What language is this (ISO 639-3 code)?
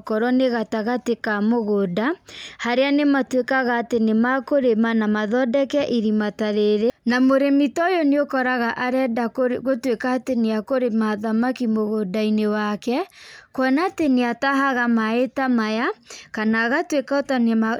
kik